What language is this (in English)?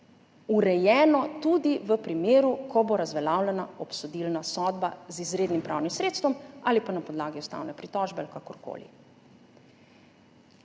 Slovenian